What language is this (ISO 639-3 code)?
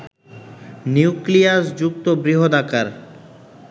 ben